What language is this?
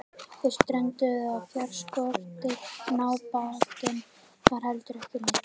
Icelandic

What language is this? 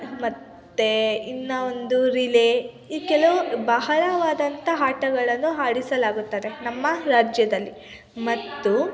Kannada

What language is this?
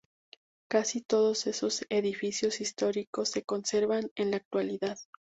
Spanish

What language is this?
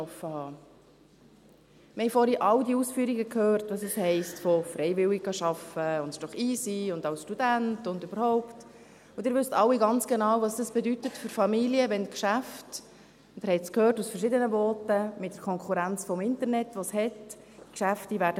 Swiss German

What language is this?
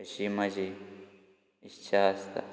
Konkani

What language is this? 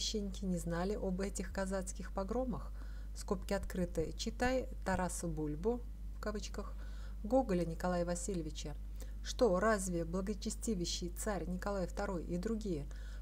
Russian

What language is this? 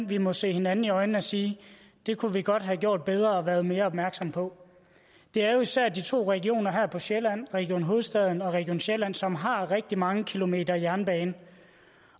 Danish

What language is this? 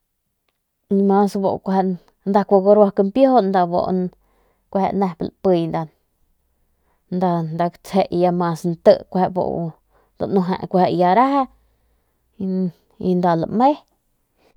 Northern Pame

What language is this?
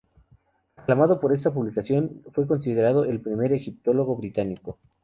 Spanish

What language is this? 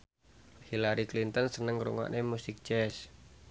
Javanese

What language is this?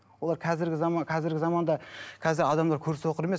Kazakh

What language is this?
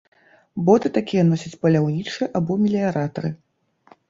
Belarusian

